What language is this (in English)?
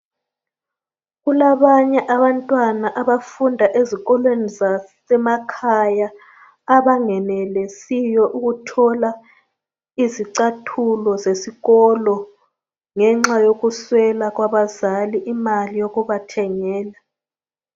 North Ndebele